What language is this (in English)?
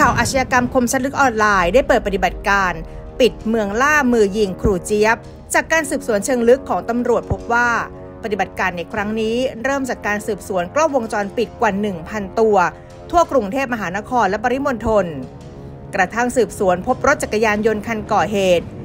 Thai